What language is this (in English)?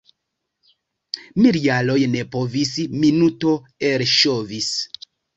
Esperanto